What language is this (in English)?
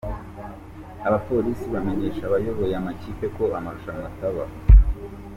Kinyarwanda